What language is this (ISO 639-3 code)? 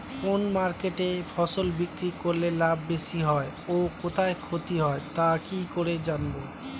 ben